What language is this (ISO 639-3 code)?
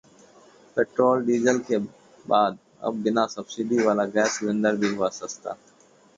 hin